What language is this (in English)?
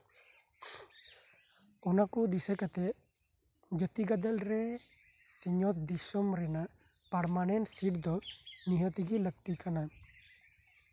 Santali